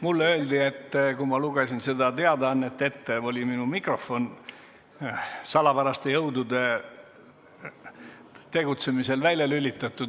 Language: Estonian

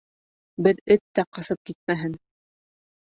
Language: Bashkir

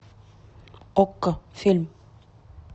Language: Russian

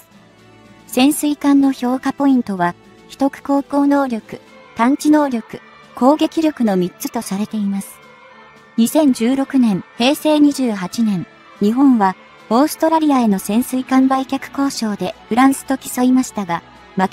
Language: Japanese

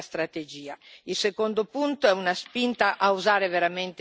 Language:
Italian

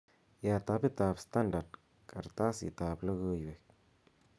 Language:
Kalenjin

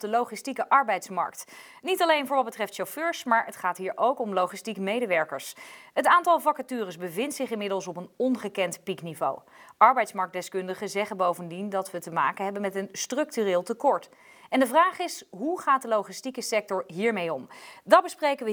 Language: Dutch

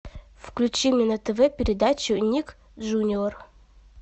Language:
Russian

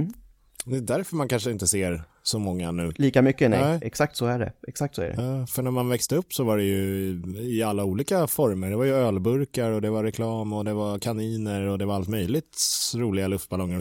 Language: Swedish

